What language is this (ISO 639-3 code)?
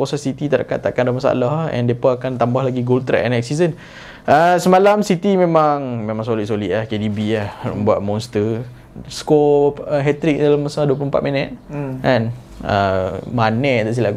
msa